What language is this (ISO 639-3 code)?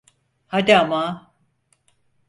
tur